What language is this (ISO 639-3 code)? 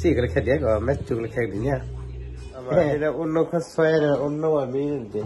vie